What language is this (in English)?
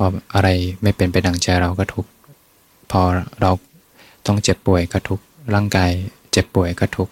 Thai